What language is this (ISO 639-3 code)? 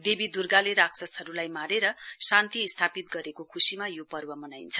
nep